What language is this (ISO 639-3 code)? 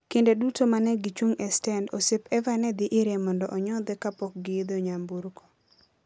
luo